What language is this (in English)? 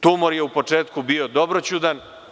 Serbian